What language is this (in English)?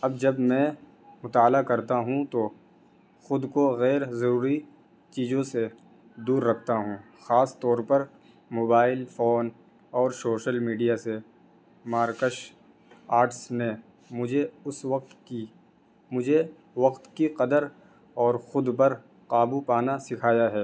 Urdu